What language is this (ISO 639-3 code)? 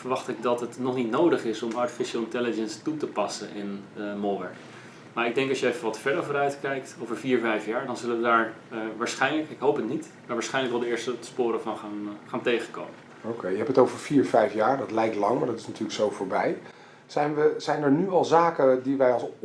nld